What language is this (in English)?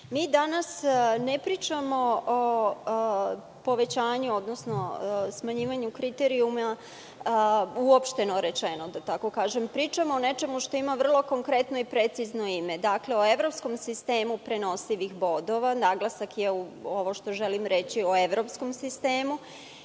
Serbian